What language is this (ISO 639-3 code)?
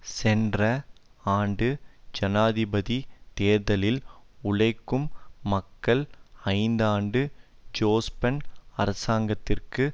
tam